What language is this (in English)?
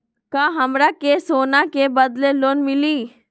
Magahi